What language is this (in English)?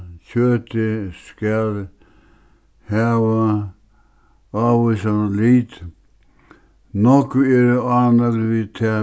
Faroese